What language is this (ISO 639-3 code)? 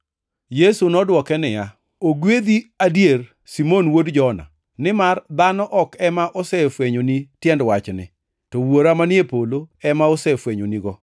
luo